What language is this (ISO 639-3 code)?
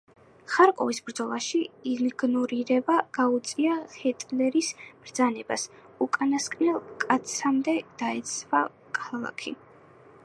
kat